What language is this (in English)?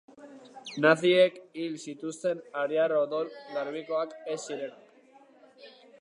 Basque